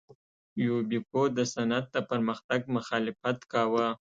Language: Pashto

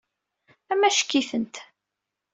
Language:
Kabyle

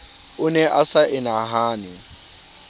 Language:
Southern Sotho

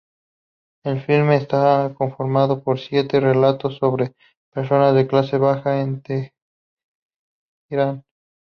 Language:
Spanish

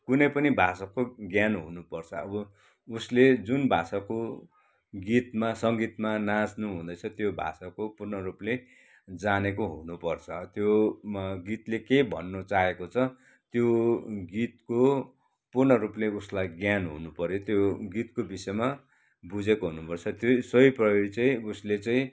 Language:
Nepali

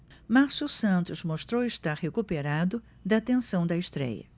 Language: Portuguese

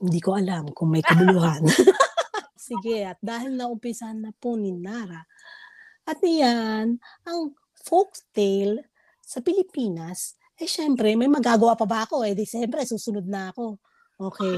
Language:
Filipino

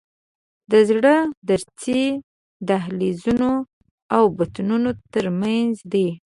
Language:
Pashto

